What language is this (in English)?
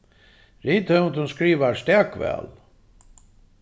Faroese